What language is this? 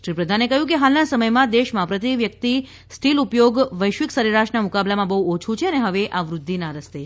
Gujarati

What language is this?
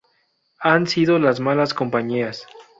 Spanish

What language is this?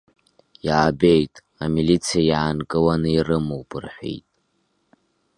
Abkhazian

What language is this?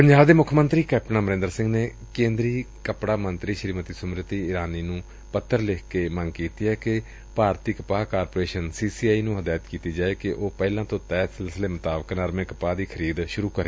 Punjabi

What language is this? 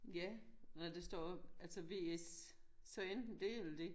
Danish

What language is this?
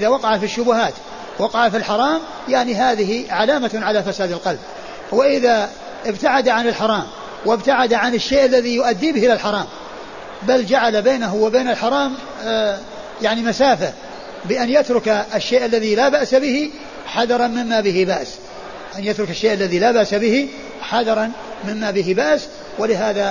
Arabic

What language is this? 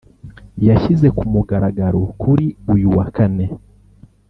Kinyarwanda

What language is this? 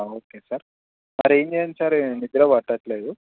Telugu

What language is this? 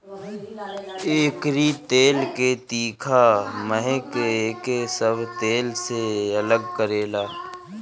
Bhojpuri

